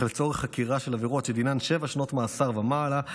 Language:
Hebrew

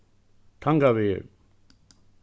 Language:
Faroese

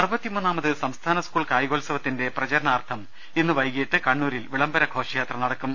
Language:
Malayalam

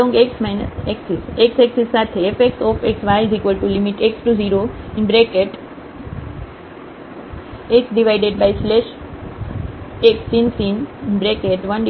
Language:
Gujarati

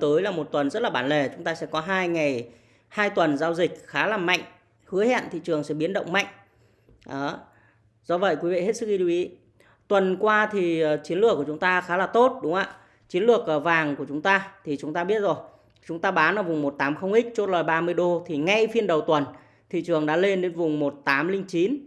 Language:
Vietnamese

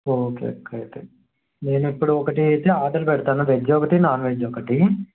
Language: Telugu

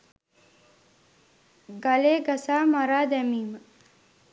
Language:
Sinhala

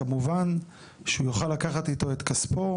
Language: Hebrew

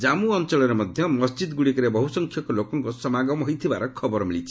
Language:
Odia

